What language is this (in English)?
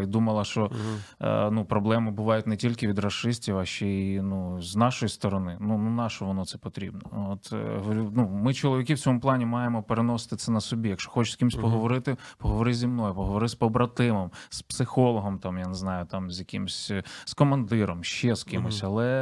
Ukrainian